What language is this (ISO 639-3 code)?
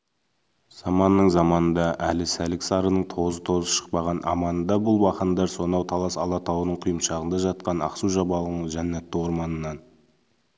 kaz